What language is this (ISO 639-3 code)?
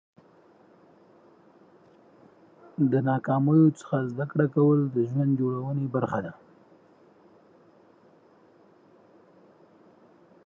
pus